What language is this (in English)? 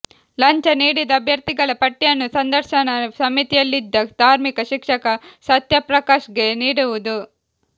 Kannada